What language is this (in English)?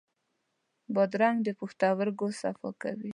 Pashto